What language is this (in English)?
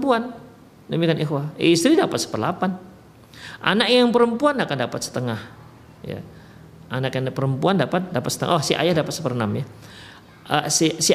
Indonesian